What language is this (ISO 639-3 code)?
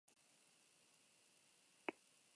eus